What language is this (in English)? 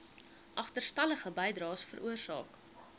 Afrikaans